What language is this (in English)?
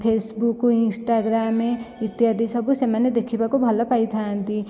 Odia